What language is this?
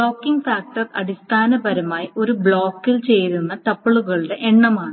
Malayalam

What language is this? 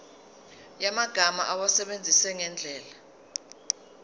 Zulu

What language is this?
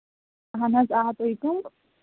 Kashmiri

